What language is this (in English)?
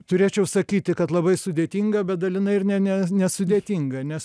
Lithuanian